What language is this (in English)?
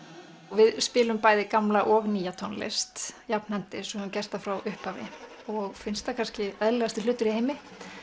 Icelandic